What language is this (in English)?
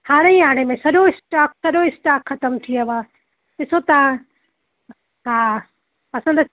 Sindhi